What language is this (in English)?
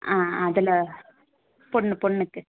Tamil